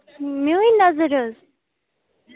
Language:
Kashmiri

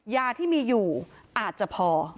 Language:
Thai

